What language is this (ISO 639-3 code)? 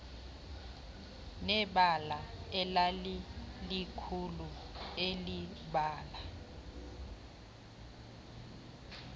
xho